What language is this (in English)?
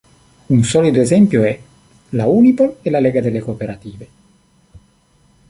Italian